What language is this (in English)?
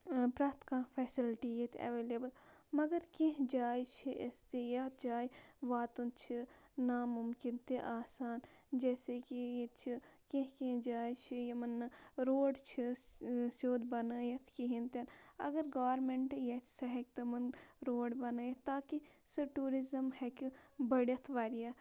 Kashmiri